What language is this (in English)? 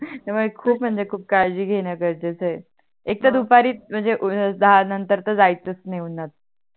Marathi